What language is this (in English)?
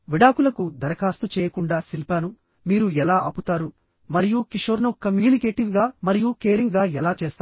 Telugu